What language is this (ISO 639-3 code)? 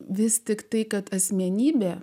lit